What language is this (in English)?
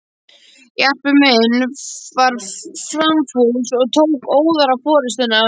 Icelandic